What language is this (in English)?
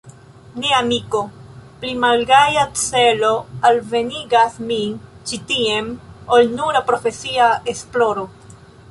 Esperanto